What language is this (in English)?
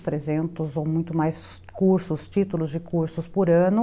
Portuguese